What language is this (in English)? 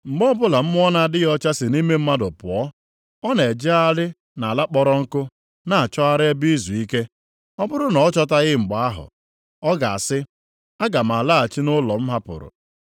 Igbo